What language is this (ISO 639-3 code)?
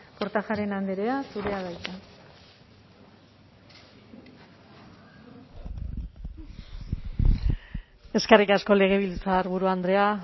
eus